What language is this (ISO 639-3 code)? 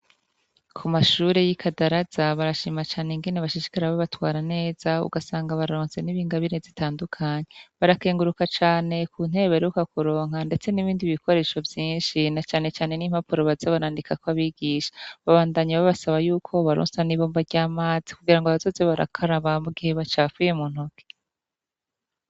run